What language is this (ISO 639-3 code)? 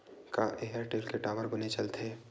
hne